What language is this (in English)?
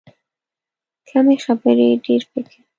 Pashto